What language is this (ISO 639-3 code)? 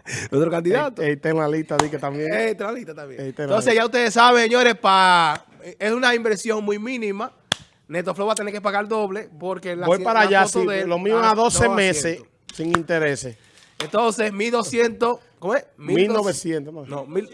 spa